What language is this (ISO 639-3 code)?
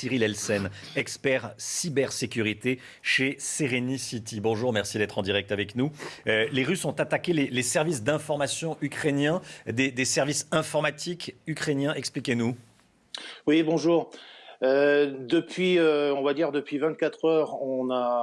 fra